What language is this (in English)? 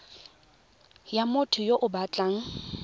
Tswana